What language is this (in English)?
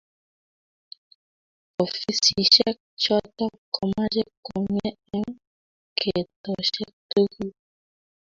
Kalenjin